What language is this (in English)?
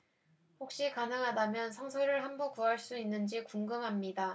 Korean